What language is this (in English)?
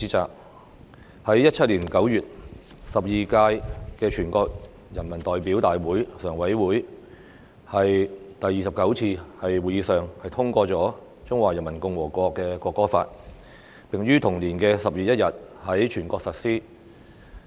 Cantonese